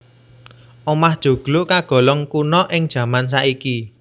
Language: Javanese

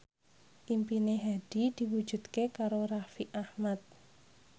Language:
Javanese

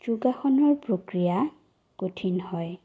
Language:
Assamese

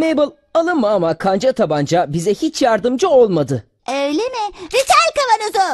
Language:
Turkish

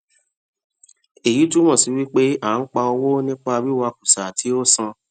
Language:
Yoruba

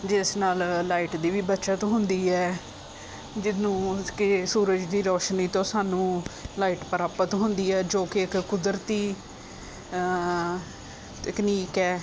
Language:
Punjabi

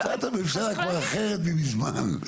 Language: Hebrew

